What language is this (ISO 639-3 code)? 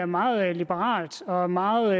dan